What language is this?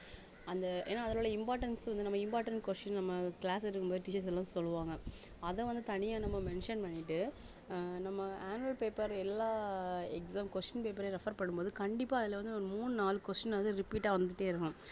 Tamil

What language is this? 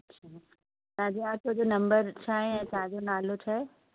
Sindhi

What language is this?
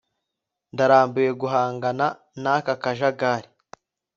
Kinyarwanda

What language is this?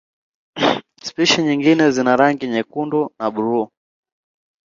Swahili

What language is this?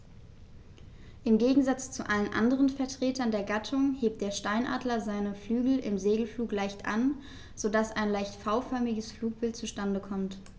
German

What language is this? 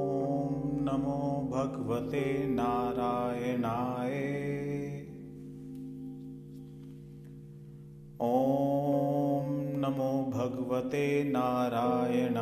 Hindi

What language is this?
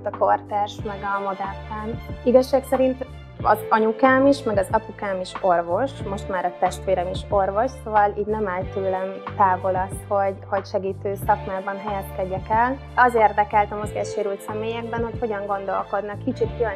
Hungarian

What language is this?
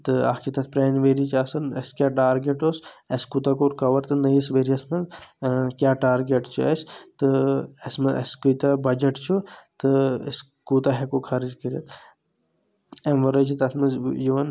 Kashmiri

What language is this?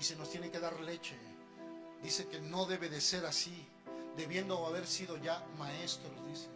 Spanish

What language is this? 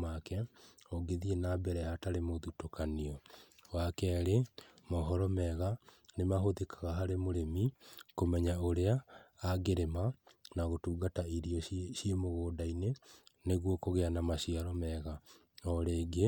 Kikuyu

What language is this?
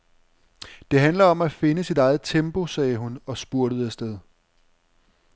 Danish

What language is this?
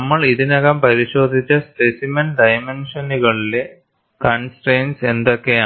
Malayalam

